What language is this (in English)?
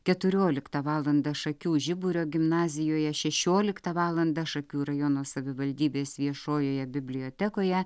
Lithuanian